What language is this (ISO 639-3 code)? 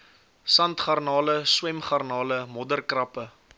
afr